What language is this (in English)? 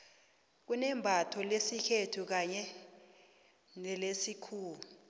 South Ndebele